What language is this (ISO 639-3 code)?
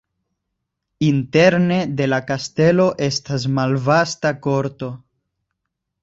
epo